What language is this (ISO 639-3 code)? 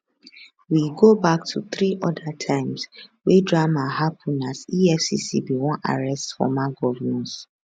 pcm